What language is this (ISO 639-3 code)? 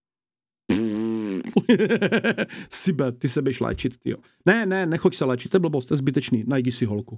ces